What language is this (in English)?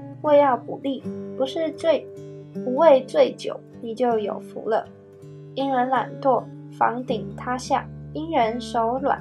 Chinese